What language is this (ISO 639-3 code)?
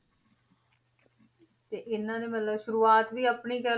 pan